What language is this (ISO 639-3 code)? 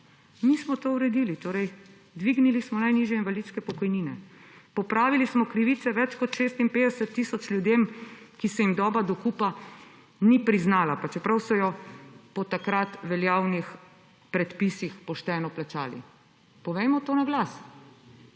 slv